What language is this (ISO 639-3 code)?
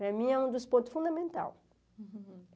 por